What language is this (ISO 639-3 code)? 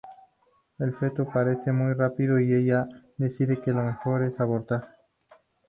spa